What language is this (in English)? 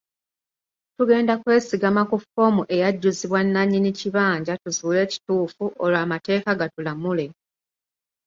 Ganda